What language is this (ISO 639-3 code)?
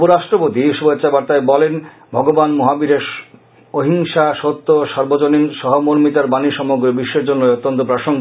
ben